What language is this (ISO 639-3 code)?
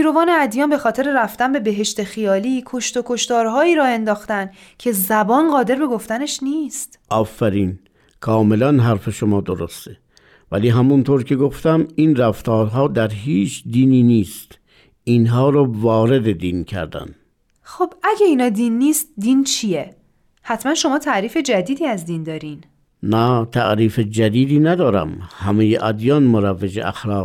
fas